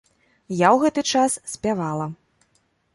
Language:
Belarusian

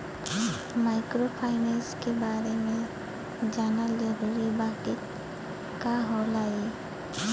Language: Bhojpuri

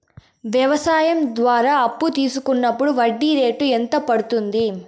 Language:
Telugu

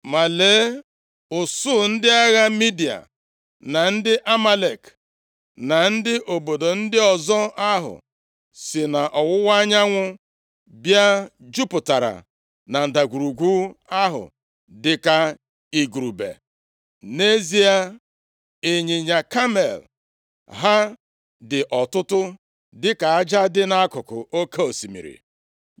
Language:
Igbo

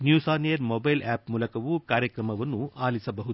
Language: Kannada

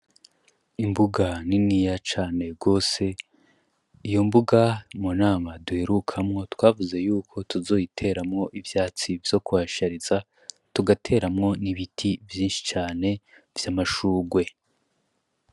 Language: Rundi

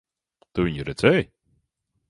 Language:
Latvian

